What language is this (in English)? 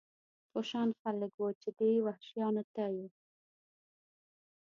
Pashto